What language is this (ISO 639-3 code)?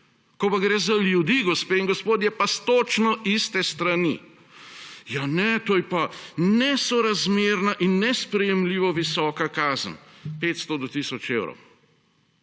slv